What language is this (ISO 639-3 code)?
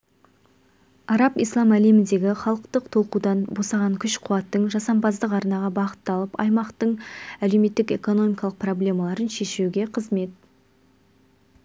kaz